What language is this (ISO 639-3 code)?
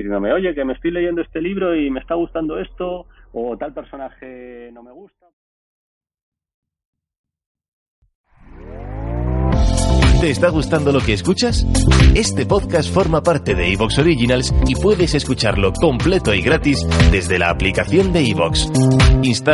spa